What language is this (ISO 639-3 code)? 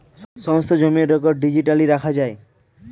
ben